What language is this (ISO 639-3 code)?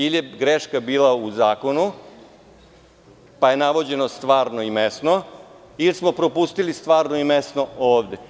srp